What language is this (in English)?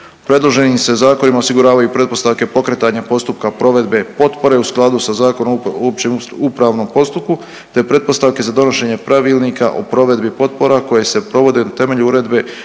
Croatian